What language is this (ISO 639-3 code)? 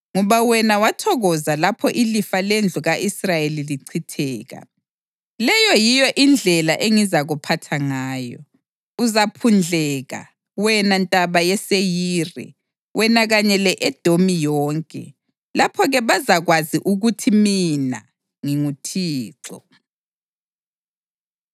nde